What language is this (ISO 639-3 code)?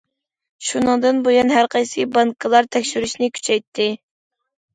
uig